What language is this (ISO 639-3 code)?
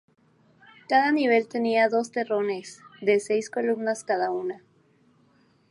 spa